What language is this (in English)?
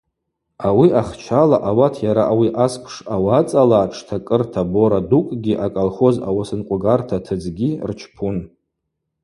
Abaza